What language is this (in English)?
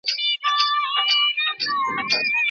Pashto